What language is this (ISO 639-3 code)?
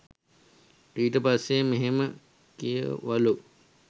sin